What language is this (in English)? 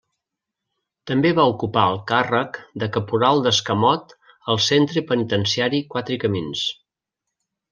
Catalan